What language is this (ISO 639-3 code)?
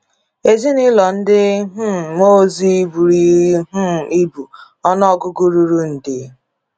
ibo